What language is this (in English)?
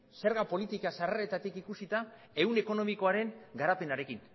Basque